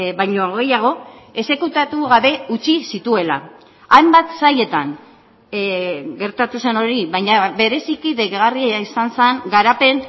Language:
Basque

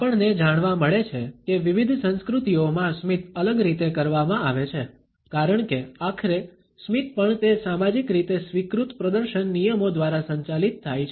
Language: Gujarati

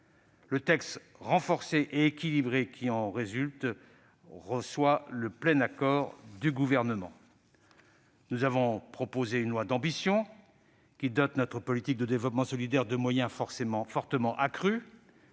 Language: French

